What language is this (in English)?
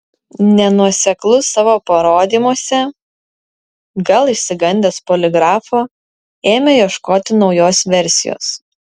Lithuanian